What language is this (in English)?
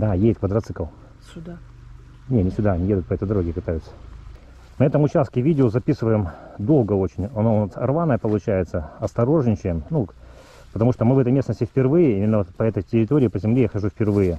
Russian